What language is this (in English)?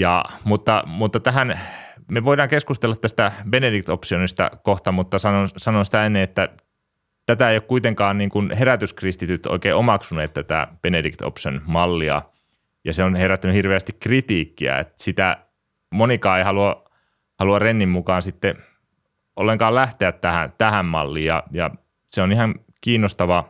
Finnish